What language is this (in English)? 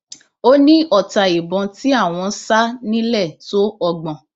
Yoruba